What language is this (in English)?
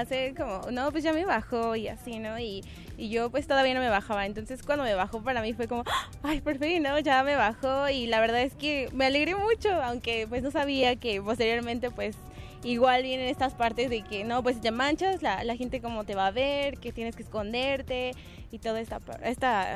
Spanish